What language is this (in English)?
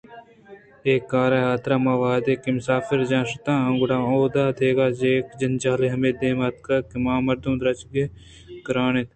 Eastern Balochi